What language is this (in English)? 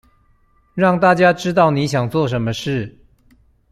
Chinese